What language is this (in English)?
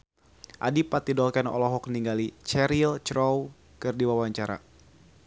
Sundanese